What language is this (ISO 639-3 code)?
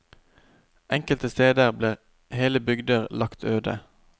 nor